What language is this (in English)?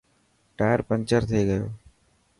Dhatki